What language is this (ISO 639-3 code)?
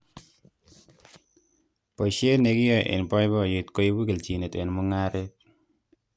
kln